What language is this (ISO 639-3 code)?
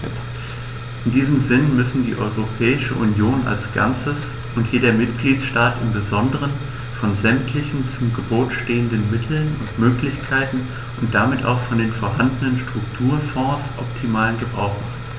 deu